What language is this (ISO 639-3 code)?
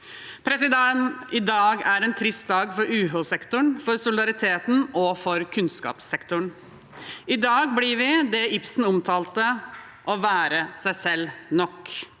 nor